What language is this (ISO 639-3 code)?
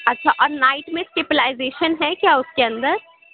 urd